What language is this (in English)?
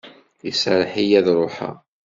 Kabyle